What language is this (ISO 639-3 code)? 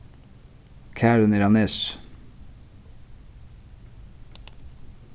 fao